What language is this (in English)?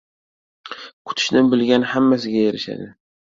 Uzbek